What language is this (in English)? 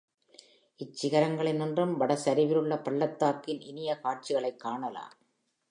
Tamil